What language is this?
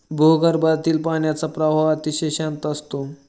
Marathi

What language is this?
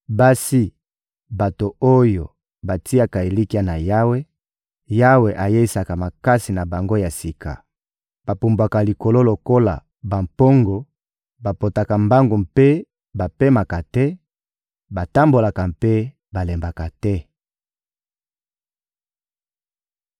Lingala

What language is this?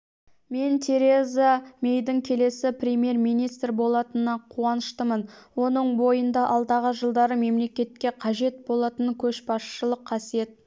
Kazakh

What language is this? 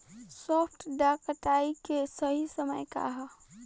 Bhojpuri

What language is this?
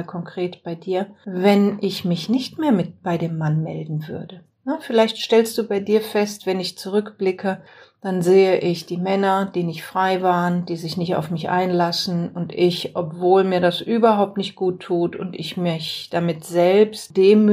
German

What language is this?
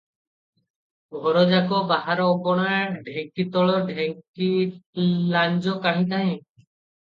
Odia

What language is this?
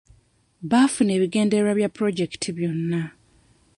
Ganda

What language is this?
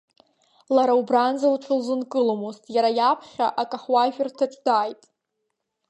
Abkhazian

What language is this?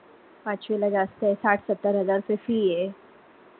Marathi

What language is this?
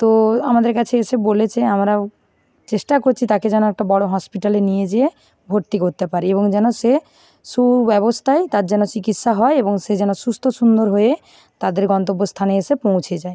Bangla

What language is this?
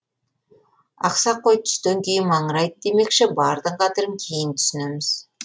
Kazakh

